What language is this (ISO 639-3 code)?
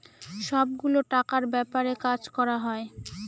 ben